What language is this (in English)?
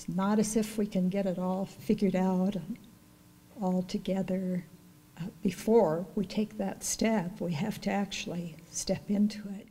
English